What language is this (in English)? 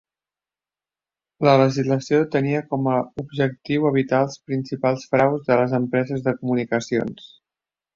Catalan